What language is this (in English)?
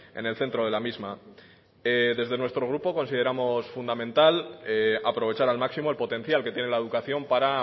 Spanish